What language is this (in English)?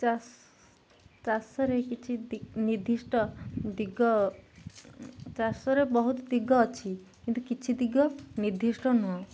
Odia